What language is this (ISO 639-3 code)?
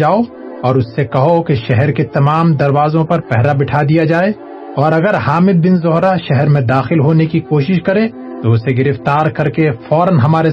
urd